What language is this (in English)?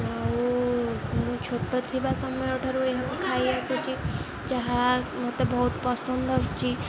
Odia